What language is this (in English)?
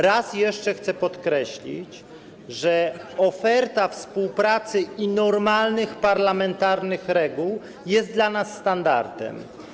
Polish